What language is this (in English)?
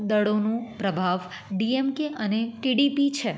Gujarati